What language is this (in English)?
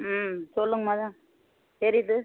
Tamil